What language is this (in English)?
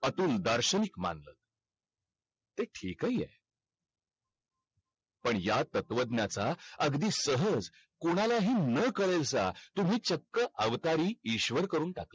Marathi